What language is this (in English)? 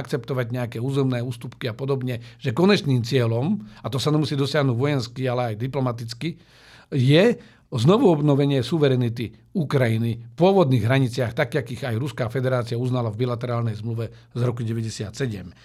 Slovak